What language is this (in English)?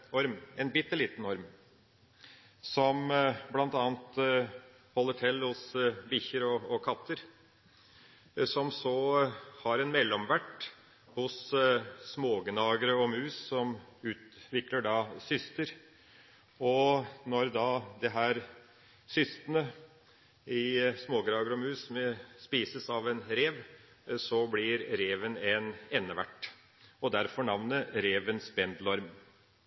Norwegian Bokmål